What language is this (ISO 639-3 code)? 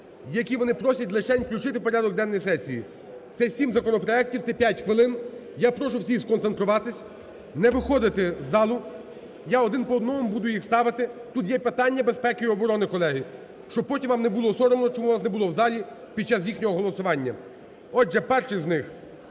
ukr